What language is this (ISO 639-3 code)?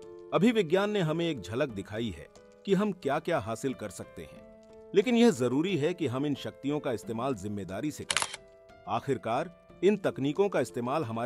hin